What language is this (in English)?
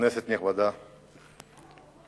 Hebrew